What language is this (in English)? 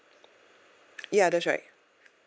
English